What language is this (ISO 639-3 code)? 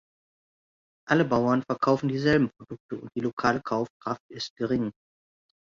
deu